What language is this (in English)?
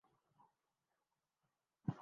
Urdu